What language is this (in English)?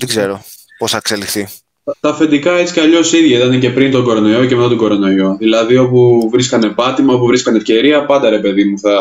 Greek